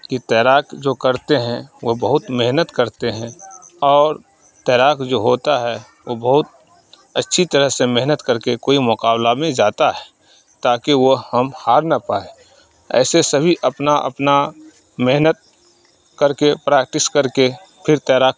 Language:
Urdu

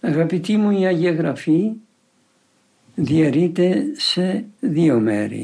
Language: Greek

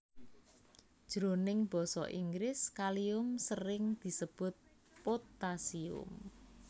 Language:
Javanese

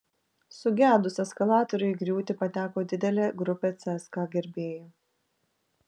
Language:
Lithuanian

